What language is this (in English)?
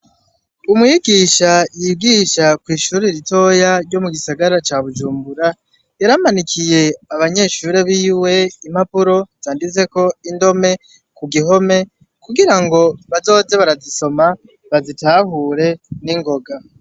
Rundi